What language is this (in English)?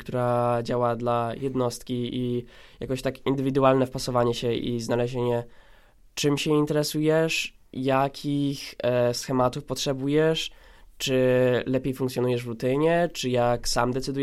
Polish